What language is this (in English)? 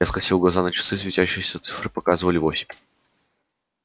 Russian